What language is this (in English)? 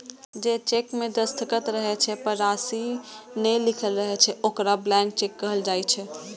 Maithili